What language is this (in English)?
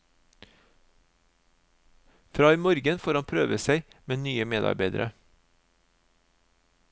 Norwegian